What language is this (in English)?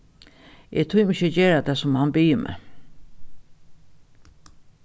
Faroese